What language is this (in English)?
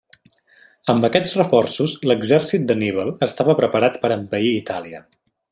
Catalan